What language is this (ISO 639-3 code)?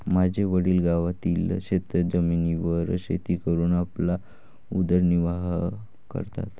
mar